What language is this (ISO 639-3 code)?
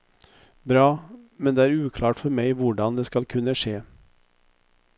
nor